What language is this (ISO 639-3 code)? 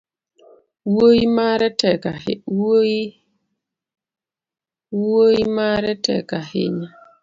luo